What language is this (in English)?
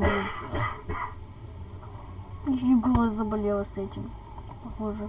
Russian